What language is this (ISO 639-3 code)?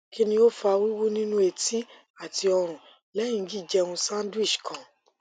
yor